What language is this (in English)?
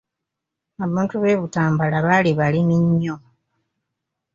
Ganda